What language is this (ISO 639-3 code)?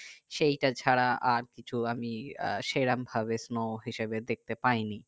ben